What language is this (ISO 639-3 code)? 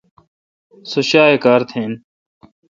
xka